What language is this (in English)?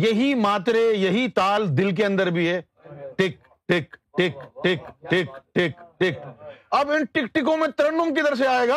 Urdu